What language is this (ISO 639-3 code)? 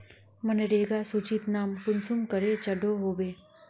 mag